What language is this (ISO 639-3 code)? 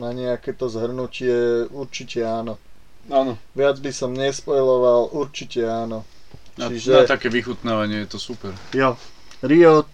slk